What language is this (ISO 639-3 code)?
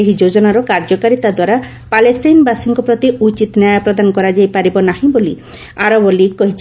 ori